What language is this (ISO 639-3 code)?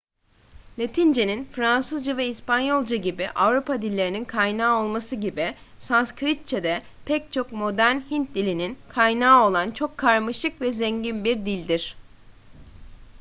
tur